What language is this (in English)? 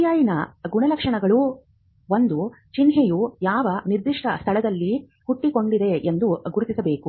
Kannada